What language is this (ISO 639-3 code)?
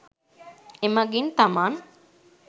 sin